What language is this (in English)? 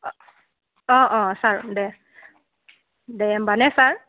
Bodo